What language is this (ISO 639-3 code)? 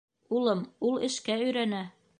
bak